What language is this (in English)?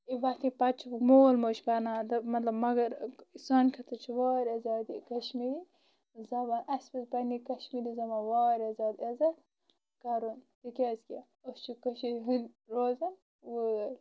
Kashmiri